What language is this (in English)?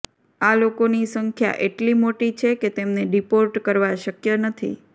Gujarati